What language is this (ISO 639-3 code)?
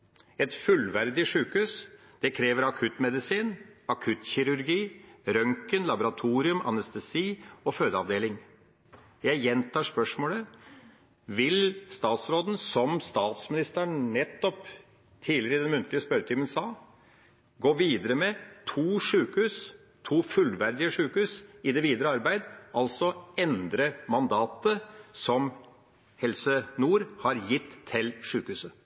nob